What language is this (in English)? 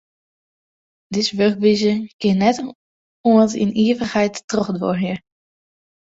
Western Frisian